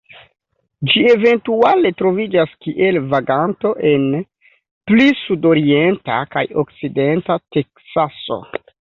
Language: Esperanto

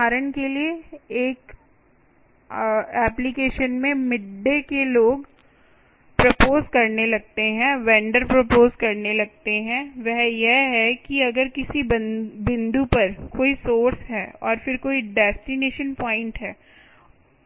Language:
Hindi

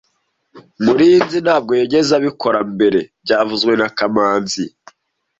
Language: Kinyarwanda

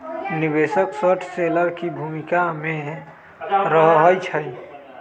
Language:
Magahi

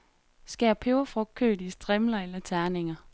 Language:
Danish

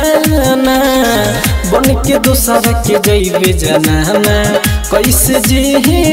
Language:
Hindi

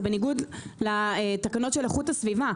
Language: Hebrew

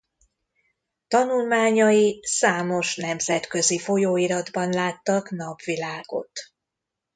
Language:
Hungarian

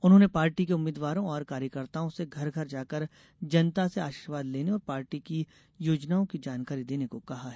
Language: Hindi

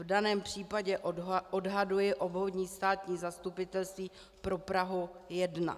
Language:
Czech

